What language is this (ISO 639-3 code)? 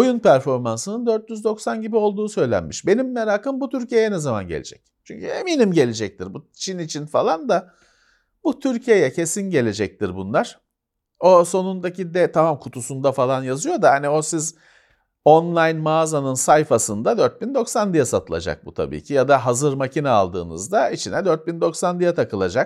tur